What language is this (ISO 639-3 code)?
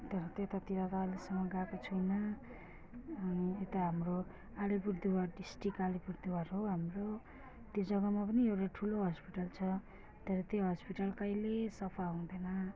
nep